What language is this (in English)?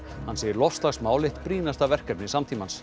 Icelandic